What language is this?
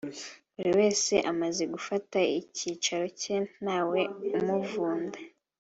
Kinyarwanda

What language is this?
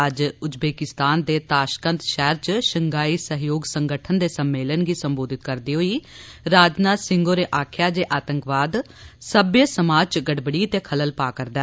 Dogri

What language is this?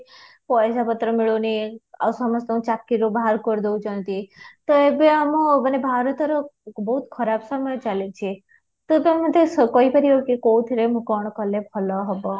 Odia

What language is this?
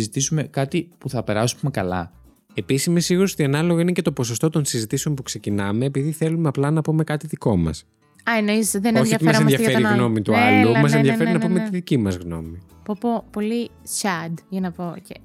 Greek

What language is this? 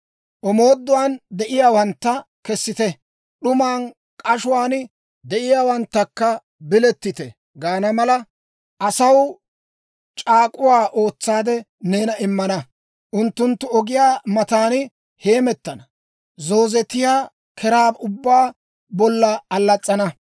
Dawro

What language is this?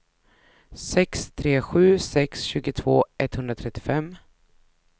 Swedish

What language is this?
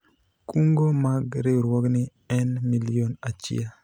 Luo (Kenya and Tanzania)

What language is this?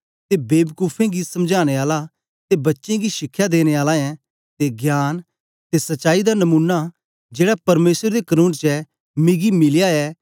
Dogri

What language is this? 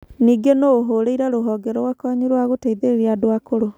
Kikuyu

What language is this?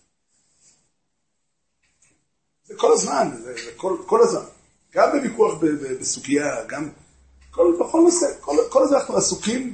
Hebrew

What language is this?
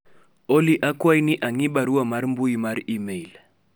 Luo (Kenya and Tanzania)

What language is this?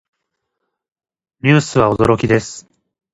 Japanese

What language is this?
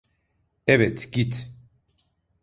Turkish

